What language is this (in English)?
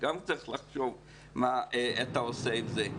Hebrew